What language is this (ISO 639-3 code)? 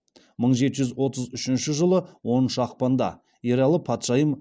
kaz